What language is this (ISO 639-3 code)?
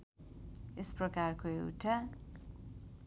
nep